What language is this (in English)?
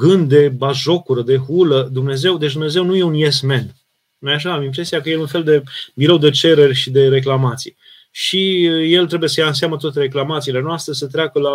Romanian